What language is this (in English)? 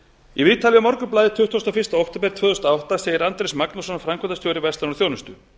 Icelandic